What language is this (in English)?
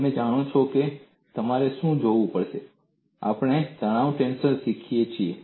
Gujarati